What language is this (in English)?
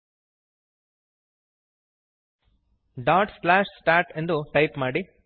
Kannada